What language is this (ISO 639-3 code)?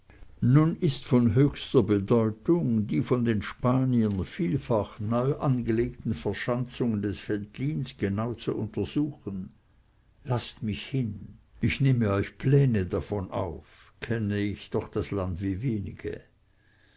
deu